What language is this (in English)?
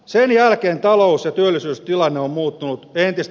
Finnish